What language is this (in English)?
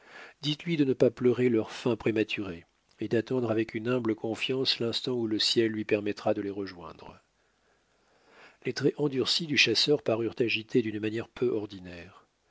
French